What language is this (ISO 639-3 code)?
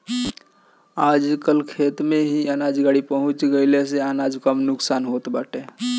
bho